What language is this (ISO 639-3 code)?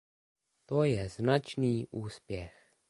ces